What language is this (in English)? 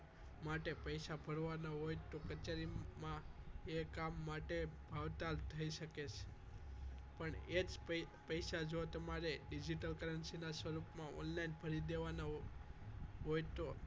Gujarati